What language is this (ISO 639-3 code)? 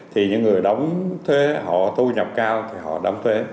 vie